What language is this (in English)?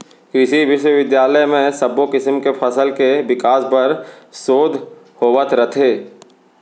Chhattisgarhi